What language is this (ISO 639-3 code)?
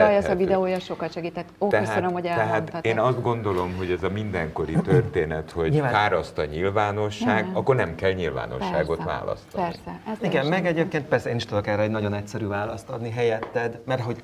hun